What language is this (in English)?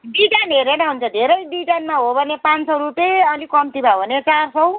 Nepali